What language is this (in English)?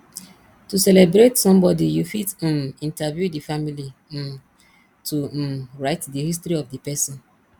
Nigerian Pidgin